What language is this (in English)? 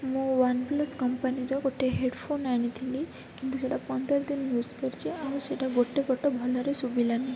Odia